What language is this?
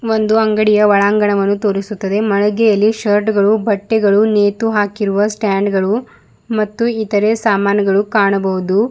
Kannada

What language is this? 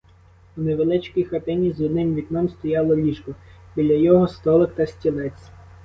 Ukrainian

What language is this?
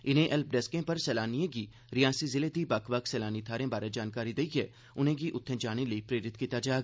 Dogri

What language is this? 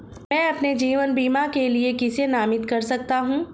Hindi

